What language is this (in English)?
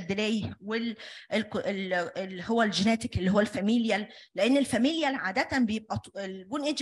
Arabic